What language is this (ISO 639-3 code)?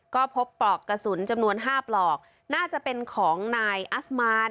tha